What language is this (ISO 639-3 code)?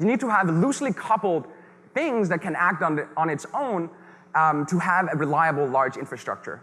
eng